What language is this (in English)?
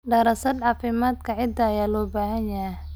Somali